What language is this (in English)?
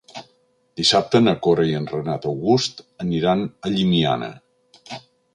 Catalan